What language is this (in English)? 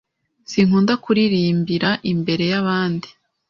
Kinyarwanda